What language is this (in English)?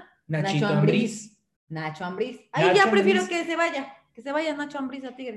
Spanish